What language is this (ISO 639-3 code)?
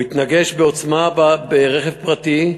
heb